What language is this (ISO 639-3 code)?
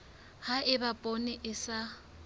sot